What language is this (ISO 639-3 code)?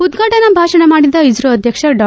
kan